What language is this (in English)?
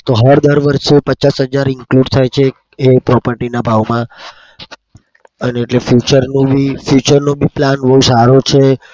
Gujarati